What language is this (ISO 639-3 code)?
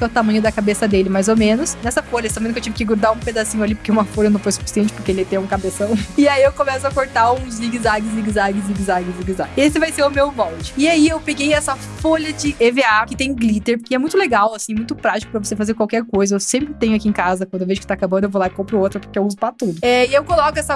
por